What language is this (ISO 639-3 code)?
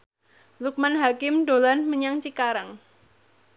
jav